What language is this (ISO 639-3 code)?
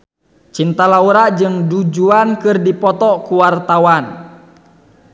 sun